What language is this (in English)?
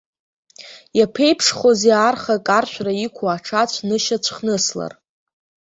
Abkhazian